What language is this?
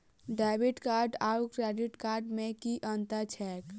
Maithili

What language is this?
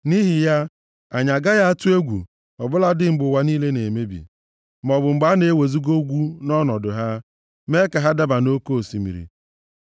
Igbo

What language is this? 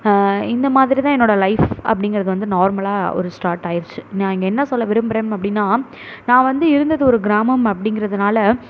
Tamil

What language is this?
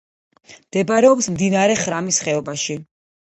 Georgian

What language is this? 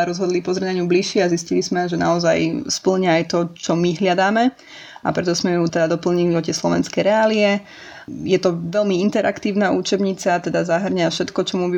Slovak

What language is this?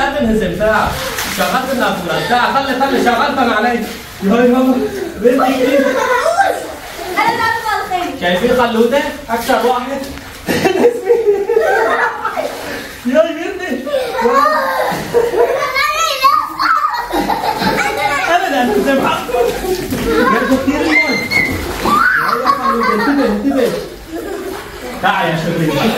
Arabic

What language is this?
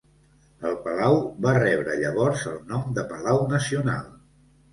Catalan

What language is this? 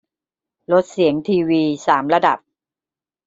Thai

